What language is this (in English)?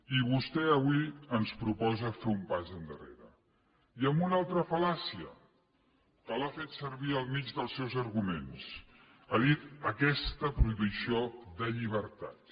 Catalan